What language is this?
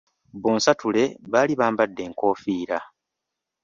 Ganda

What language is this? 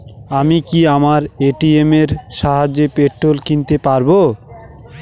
Bangla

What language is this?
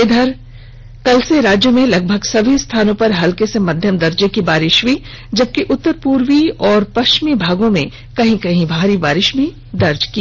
Hindi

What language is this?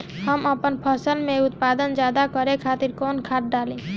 Bhojpuri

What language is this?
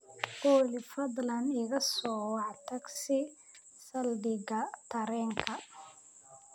Somali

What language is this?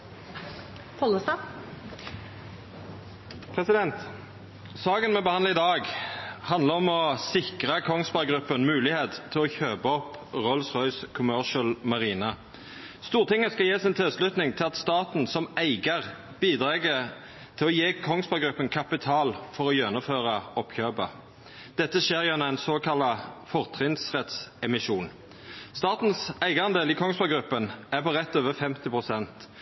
Norwegian Nynorsk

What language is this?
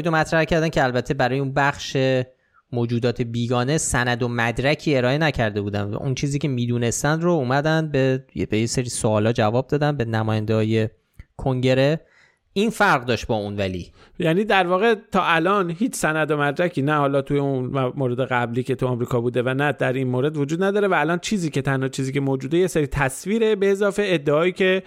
Persian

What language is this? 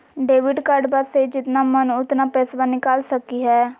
Magahi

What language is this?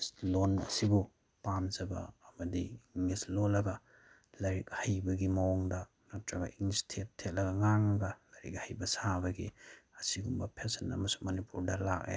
Manipuri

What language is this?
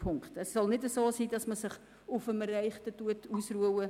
Swiss German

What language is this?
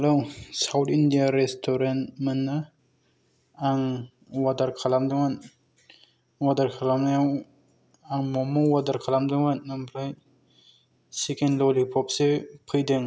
Bodo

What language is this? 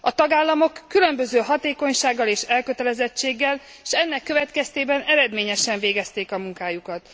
Hungarian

